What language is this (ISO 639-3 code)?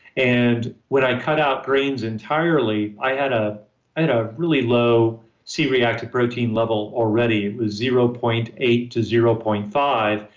eng